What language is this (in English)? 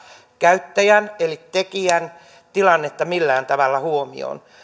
Finnish